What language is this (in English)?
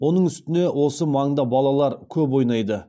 Kazakh